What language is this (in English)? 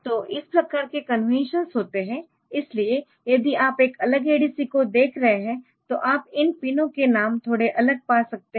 Hindi